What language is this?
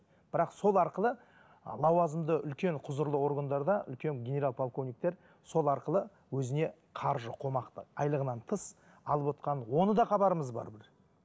Kazakh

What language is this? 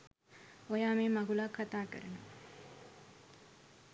Sinhala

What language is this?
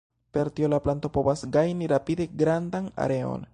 Esperanto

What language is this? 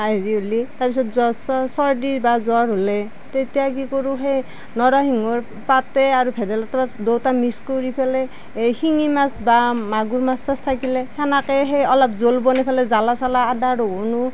Assamese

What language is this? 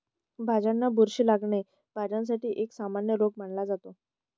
Marathi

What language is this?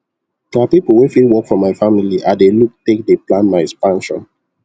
Nigerian Pidgin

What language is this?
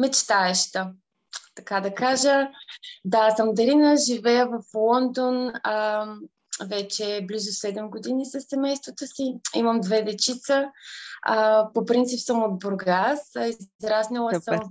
Bulgarian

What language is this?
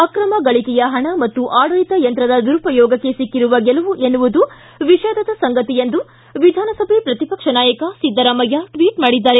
Kannada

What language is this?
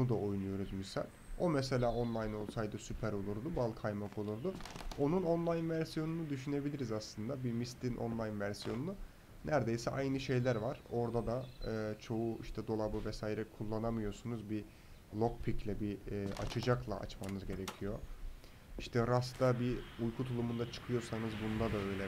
Turkish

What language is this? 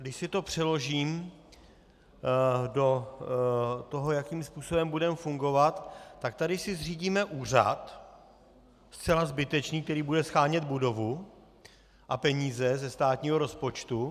Czech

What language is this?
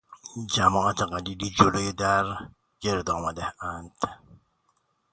Persian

